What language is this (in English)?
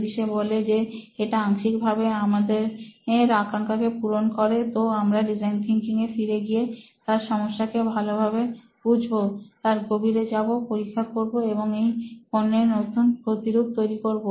Bangla